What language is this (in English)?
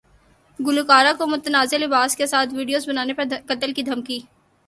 Urdu